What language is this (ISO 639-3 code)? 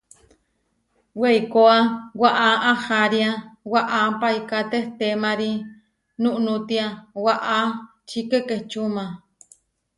var